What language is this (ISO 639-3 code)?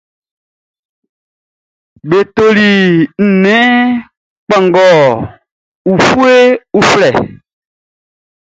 bci